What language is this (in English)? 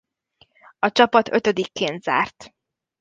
Hungarian